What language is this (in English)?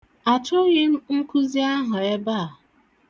Igbo